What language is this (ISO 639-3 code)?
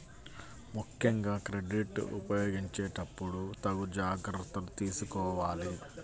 tel